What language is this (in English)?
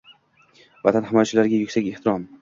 Uzbek